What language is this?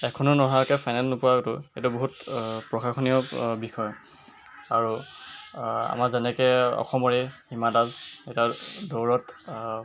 Assamese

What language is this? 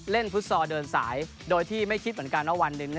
Thai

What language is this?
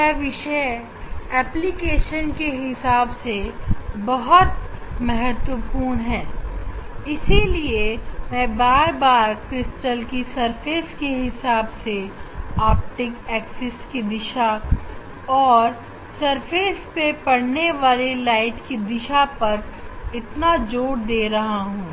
Hindi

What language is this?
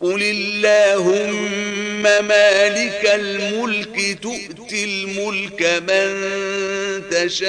Arabic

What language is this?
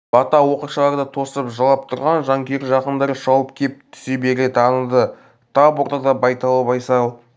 Kazakh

